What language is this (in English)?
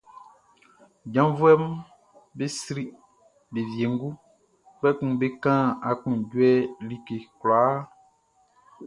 Baoulé